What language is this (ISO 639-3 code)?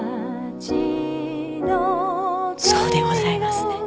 jpn